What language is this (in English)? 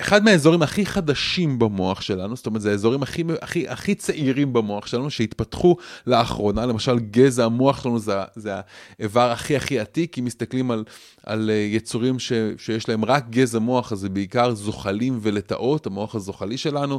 Hebrew